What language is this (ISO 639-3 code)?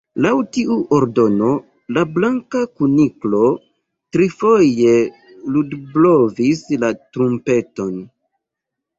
epo